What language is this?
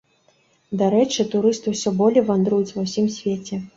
Belarusian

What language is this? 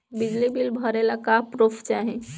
Bhojpuri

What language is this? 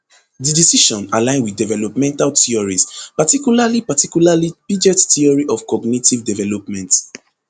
Nigerian Pidgin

